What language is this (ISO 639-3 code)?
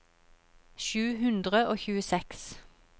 nor